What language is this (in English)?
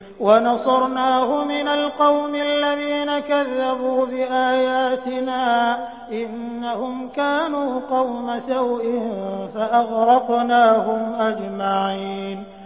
Arabic